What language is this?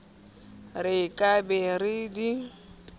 Southern Sotho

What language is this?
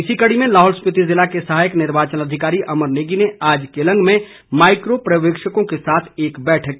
Hindi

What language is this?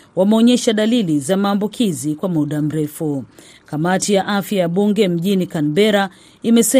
Swahili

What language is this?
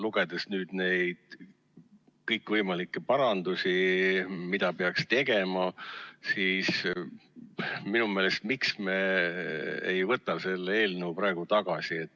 Estonian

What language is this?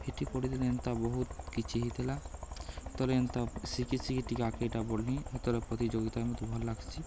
Odia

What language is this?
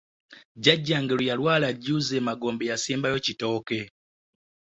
Ganda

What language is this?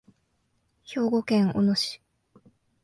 Japanese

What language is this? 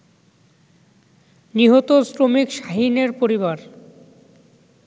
Bangla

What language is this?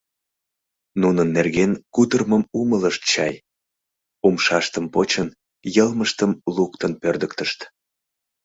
Mari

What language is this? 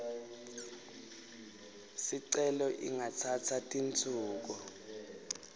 Swati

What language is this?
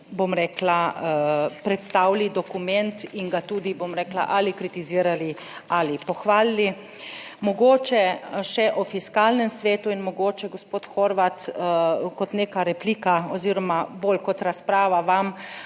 Slovenian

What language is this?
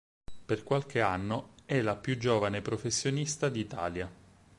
Italian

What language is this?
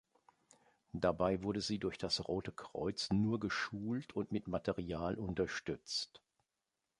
German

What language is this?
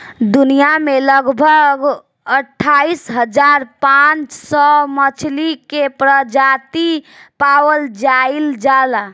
Bhojpuri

